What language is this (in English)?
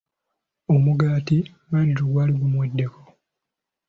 Ganda